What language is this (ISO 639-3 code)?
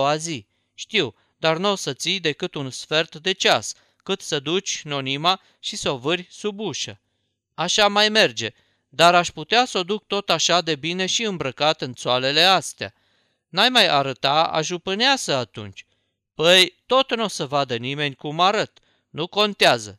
ron